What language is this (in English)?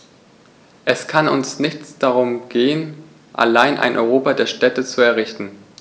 German